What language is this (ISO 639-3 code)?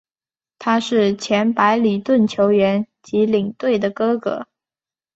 zho